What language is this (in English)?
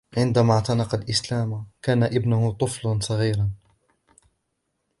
Arabic